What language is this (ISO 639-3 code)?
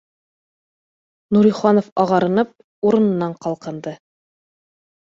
bak